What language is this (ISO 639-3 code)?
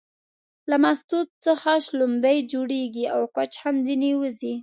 pus